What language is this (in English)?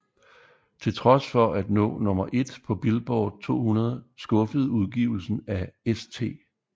Danish